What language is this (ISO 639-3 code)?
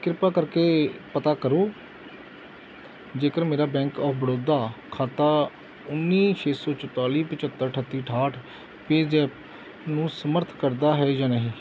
pan